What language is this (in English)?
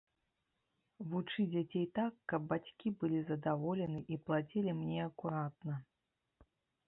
Belarusian